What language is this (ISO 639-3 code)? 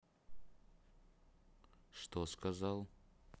rus